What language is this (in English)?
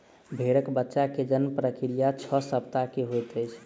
Maithili